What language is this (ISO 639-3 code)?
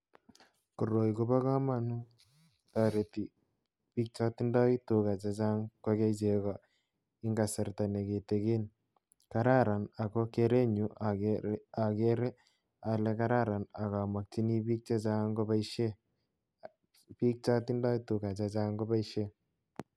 kln